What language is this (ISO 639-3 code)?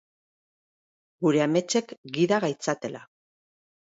eus